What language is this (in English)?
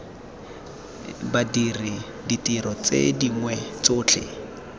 Tswana